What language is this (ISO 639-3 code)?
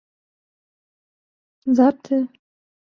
fas